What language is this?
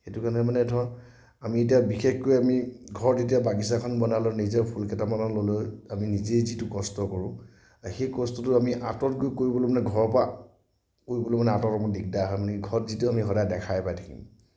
Assamese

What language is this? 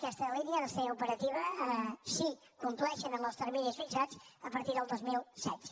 Catalan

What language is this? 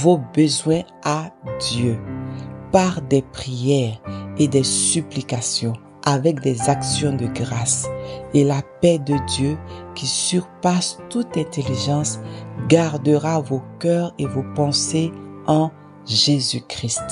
French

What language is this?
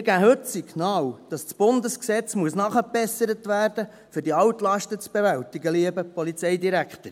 Swiss German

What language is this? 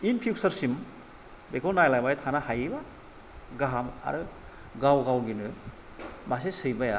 Bodo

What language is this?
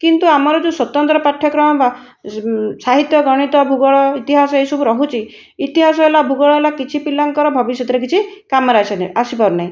Odia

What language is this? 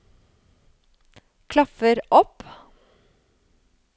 Norwegian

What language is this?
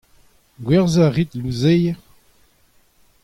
Breton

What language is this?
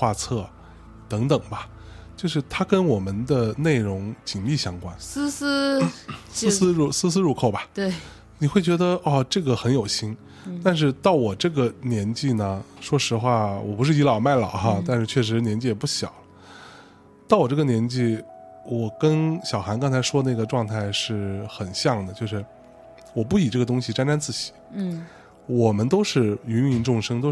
Chinese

